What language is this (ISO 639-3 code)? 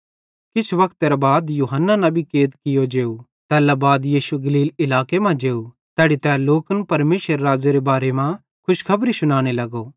bhd